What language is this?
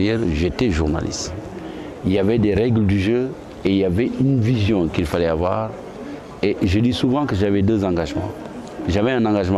French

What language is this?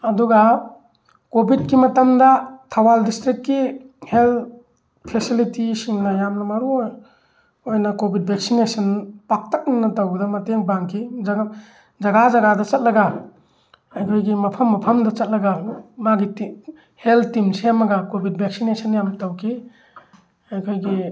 Manipuri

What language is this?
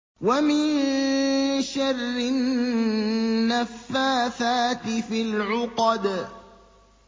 Arabic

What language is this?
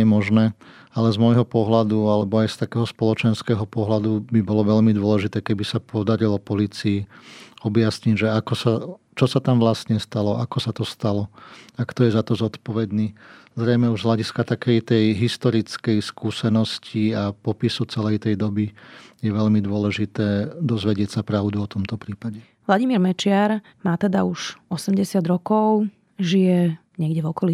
Slovak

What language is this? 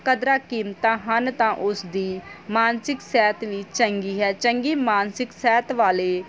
Punjabi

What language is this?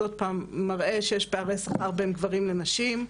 Hebrew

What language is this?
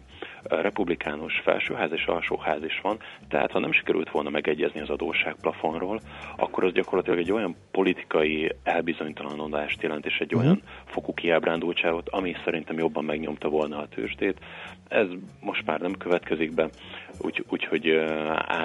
Hungarian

